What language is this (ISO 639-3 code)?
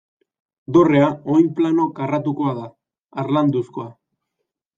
eus